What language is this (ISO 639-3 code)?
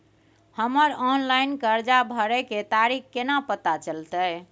mai